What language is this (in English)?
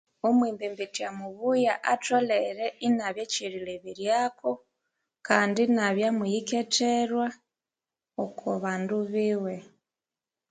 Konzo